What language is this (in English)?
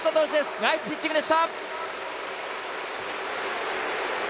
Japanese